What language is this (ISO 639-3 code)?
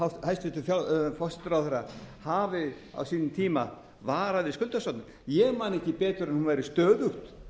isl